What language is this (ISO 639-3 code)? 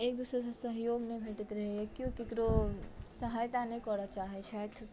mai